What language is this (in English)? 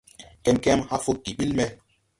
Tupuri